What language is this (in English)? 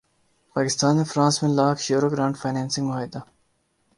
Urdu